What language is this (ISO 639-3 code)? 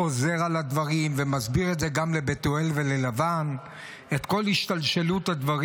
heb